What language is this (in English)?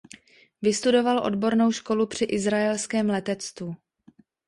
Czech